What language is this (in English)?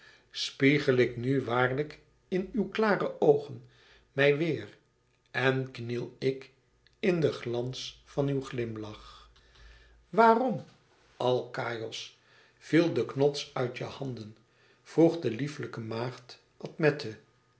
Dutch